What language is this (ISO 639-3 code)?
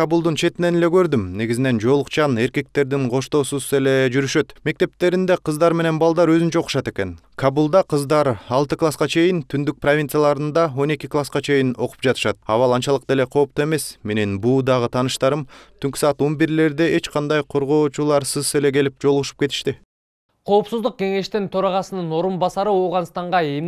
tur